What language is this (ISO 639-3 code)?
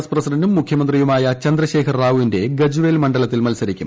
mal